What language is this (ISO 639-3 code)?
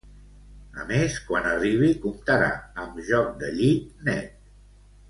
cat